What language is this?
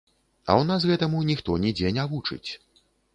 Belarusian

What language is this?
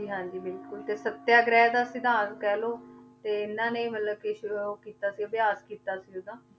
Punjabi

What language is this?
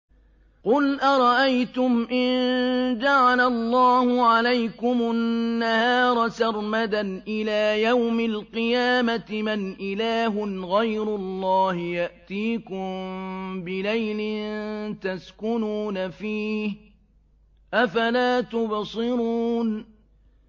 Arabic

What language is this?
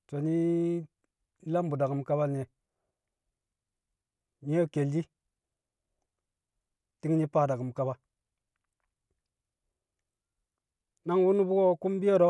Kamo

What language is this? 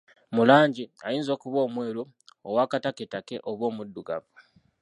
Ganda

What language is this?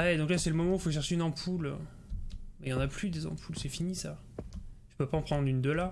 French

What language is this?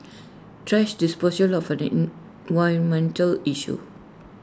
English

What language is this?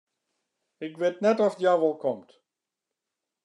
Western Frisian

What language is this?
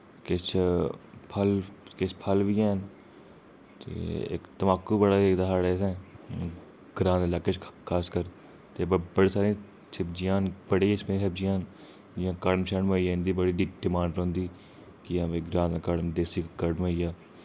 Dogri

